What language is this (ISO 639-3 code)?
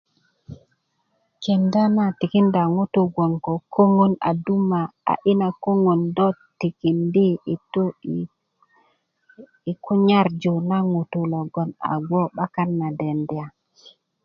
ukv